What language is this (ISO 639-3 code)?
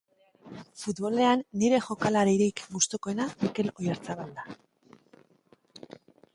eus